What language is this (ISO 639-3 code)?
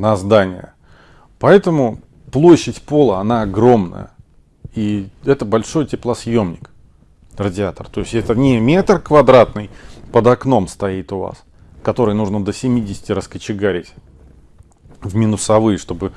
rus